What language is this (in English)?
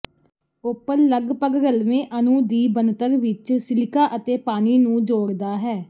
Punjabi